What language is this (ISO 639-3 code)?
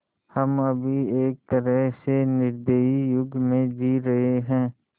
hin